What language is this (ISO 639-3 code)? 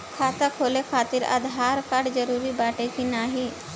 bho